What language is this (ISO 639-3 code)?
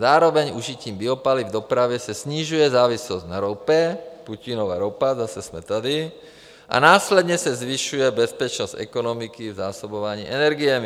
ces